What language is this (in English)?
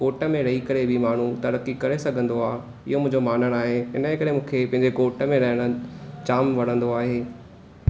Sindhi